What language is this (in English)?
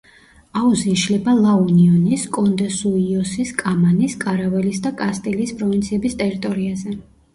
Georgian